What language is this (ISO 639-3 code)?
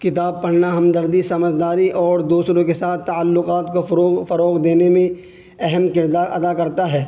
urd